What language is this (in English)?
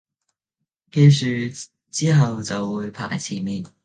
Cantonese